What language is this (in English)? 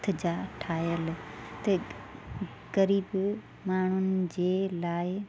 Sindhi